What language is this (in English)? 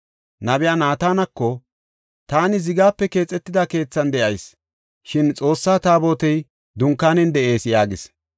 Gofa